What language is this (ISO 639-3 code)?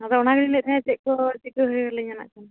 sat